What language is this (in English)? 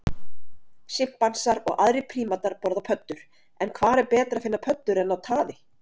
Icelandic